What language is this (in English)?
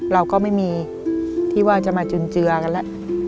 Thai